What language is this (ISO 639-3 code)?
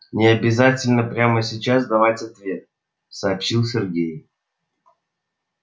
rus